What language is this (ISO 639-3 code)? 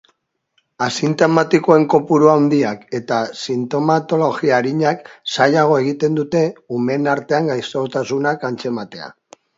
eus